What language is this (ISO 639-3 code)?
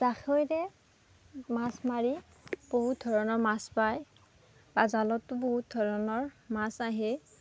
asm